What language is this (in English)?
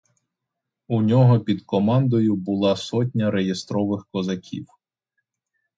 Ukrainian